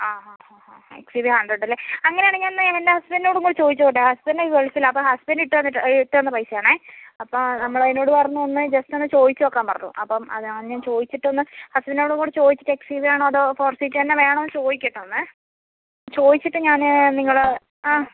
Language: Malayalam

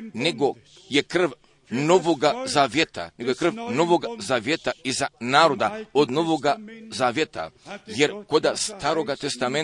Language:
Croatian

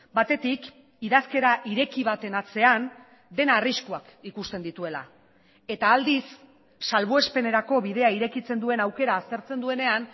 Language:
Basque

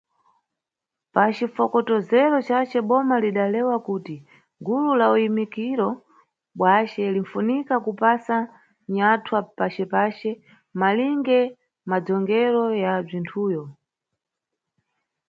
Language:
Nyungwe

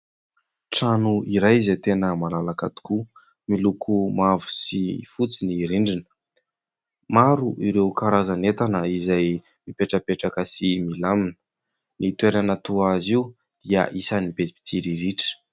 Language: Malagasy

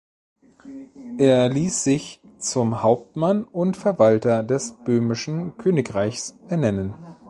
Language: German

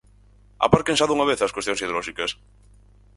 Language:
Galician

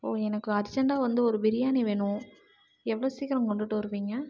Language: Tamil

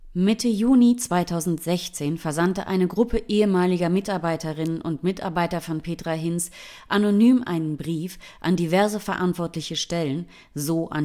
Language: German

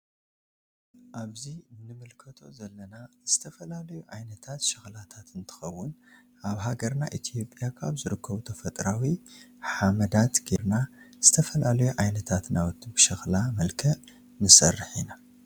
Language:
Tigrinya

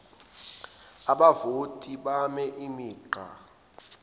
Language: Zulu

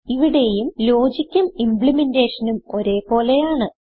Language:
Malayalam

